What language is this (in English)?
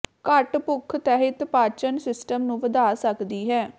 Punjabi